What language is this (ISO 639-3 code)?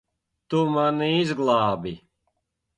lav